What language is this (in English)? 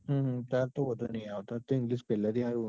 Gujarati